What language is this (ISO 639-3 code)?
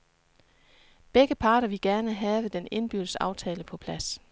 dan